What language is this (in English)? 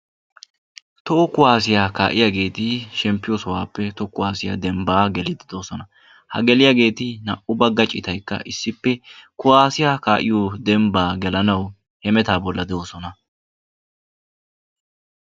Wolaytta